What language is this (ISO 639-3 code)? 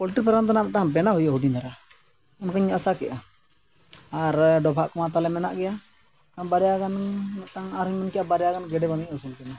sat